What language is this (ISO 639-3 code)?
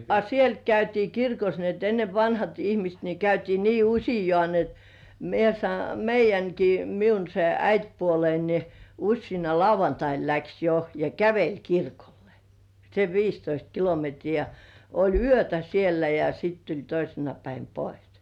fin